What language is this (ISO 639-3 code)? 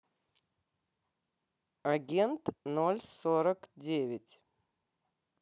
rus